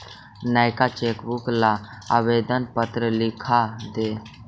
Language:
Magahi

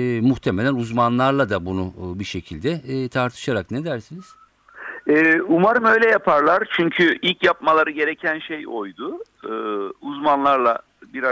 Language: Turkish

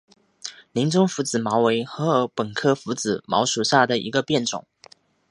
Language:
Chinese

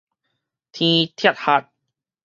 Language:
Min Nan Chinese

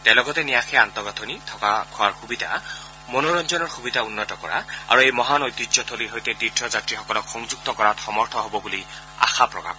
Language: Assamese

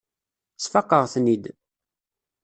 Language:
Kabyle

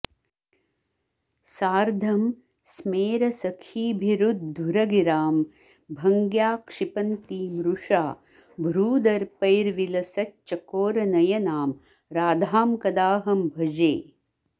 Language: Sanskrit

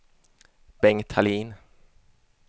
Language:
Swedish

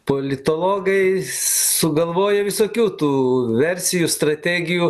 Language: Lithuanian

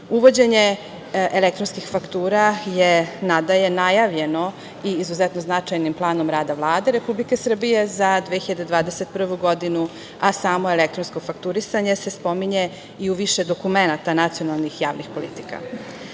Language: Serbian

